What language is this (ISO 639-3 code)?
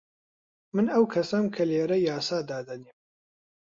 ckb